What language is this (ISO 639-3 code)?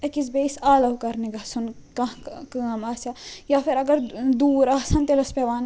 kas